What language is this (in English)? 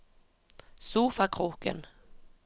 Norwegian